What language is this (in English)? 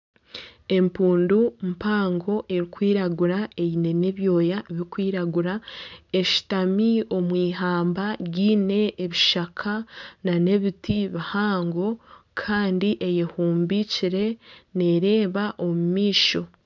Nyankole